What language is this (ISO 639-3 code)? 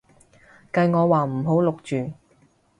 yue